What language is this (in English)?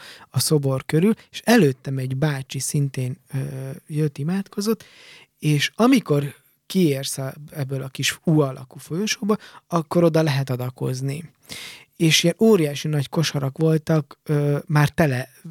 Hungarian